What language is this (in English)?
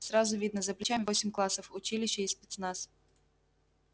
Russian